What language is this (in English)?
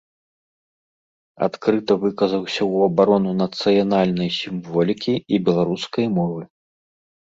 Belarusian